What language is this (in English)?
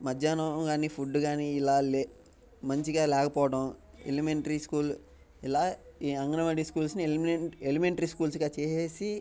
Telugu